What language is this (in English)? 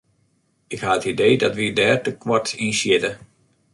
Western Frisian